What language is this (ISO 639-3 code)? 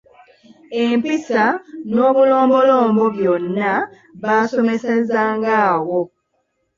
lug